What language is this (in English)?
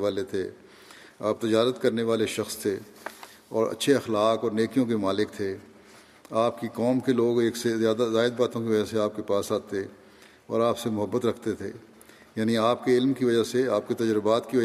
Urdu